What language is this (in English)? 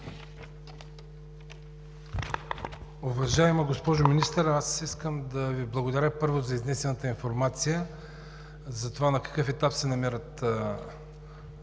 Bulgarian